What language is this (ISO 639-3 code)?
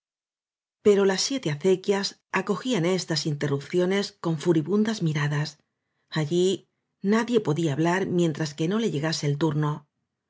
spa